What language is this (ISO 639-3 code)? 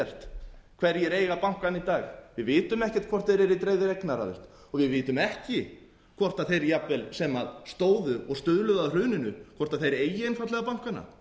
isl